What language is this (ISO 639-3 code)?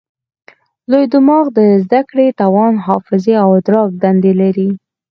pus